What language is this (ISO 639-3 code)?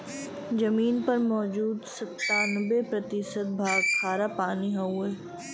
bho